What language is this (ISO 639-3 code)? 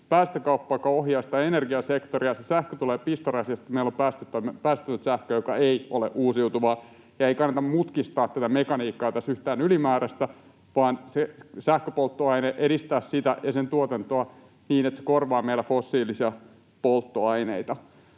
fin